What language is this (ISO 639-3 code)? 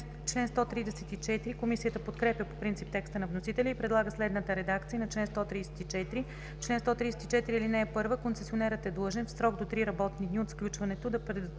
bul